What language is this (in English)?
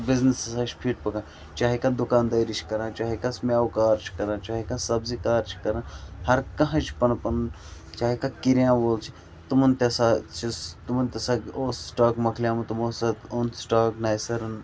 Kashmiri